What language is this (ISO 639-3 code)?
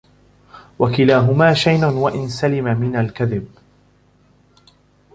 ara